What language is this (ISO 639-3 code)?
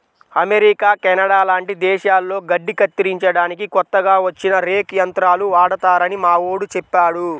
tel